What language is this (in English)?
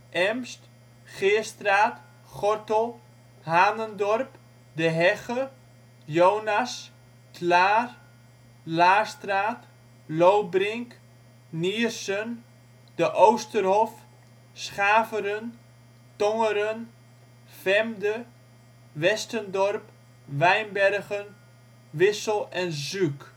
Dutch